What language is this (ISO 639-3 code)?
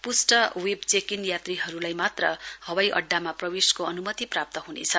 nep